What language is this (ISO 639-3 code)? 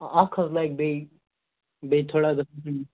kas